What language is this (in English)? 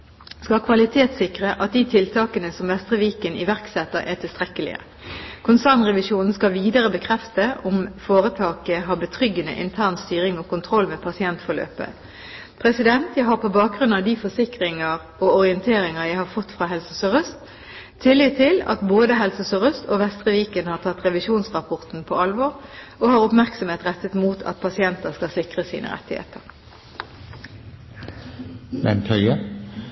Norwegian Bokmål